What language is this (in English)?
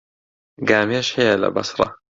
Central Kurdish